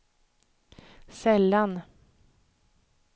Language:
Swedish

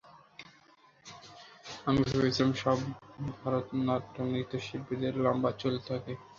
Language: Bangla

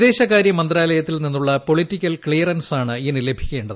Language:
Malayalam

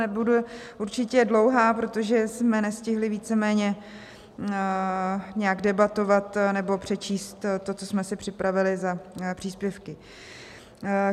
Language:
Czech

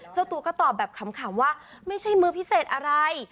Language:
Thai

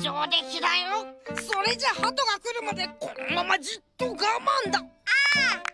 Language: Japanese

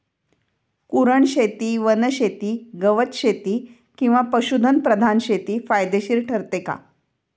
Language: Marathi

